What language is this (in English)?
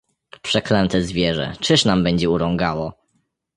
Polish